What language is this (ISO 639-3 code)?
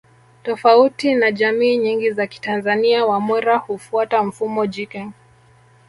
swa